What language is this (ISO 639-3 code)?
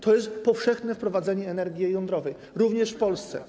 pol